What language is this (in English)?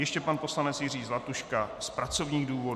Czech